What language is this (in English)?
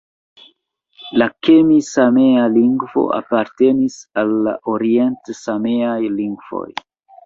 Esperanto